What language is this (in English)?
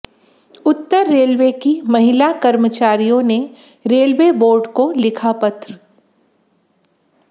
Hindi